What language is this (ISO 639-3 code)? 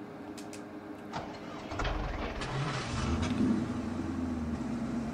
jpn